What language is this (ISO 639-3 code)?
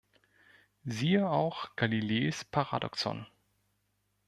deu